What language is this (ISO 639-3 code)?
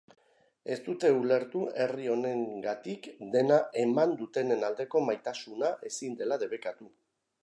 eus